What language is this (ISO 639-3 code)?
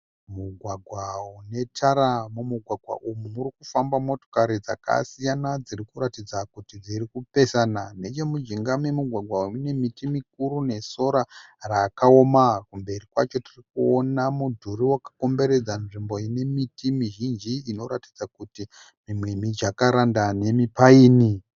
sna